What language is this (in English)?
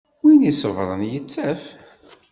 Kabyle